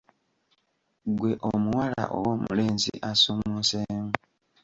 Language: Ganda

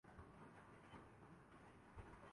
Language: Urdu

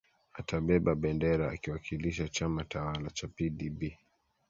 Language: Swahili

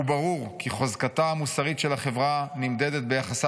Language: Hebrew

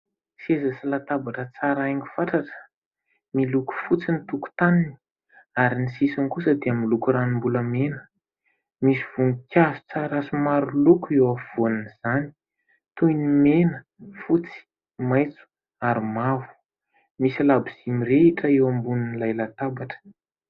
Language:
Malagasy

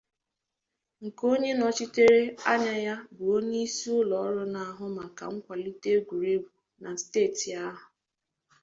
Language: Igbo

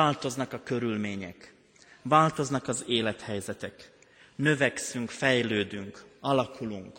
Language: Hungarian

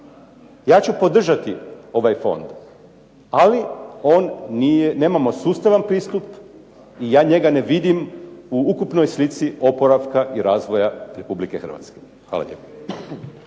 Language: Croatian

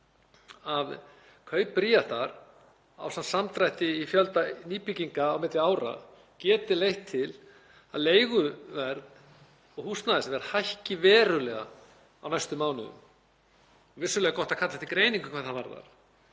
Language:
Icelandic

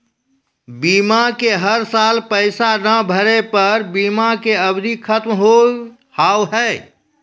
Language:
Maithili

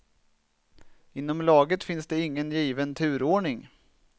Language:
Swedish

